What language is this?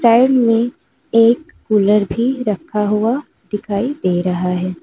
Hindi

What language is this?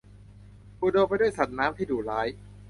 Thai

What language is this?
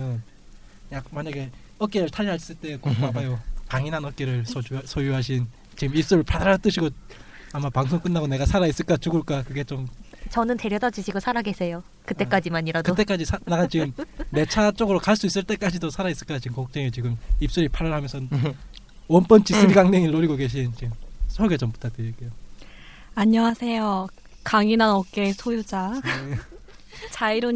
Korean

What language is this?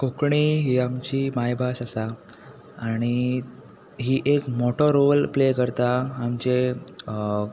Konkani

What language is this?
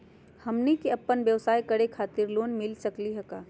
Magahi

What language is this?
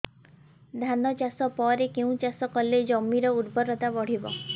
Odia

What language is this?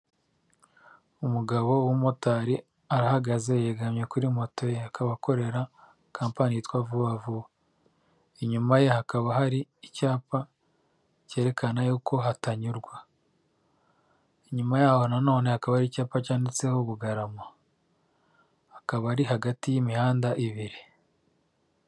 Kinyarwanda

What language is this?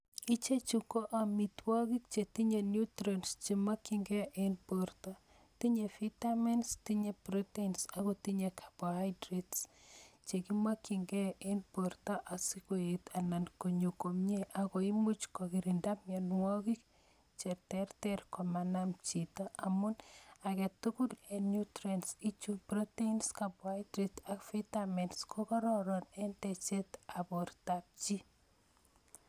Kalenjin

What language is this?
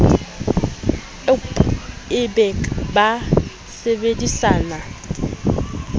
Southern Sotho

